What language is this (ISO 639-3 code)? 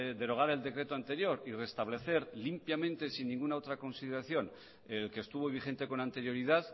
spa